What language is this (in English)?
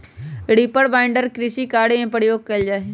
Magahi